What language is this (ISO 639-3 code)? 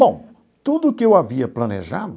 por